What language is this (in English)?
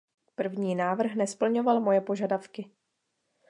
Czech